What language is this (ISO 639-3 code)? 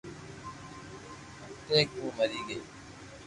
lrk